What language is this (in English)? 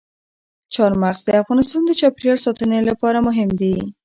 Pashto